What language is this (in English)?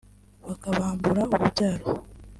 Kinyarwanda